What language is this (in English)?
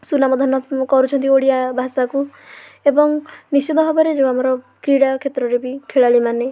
Odia